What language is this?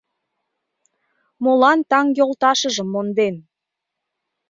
Mari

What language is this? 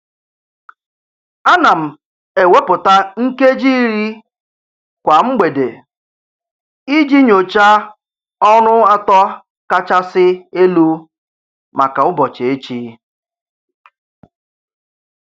Igbo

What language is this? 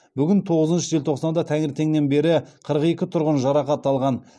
Kazakh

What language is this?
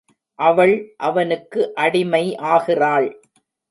Tamil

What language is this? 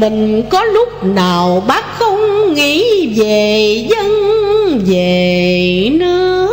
Vietnamese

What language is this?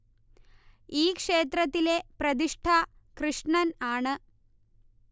Malayalam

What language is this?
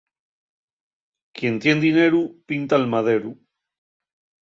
Asturian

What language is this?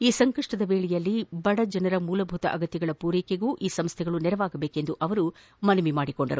Kannada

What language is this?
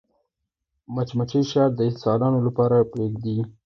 Pashto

